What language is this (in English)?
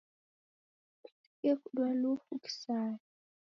Taita